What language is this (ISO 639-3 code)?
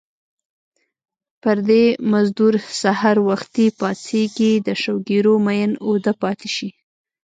pus